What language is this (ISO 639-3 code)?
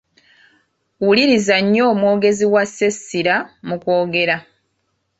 lug